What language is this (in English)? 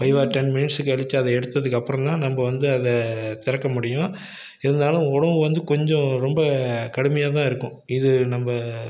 Tamil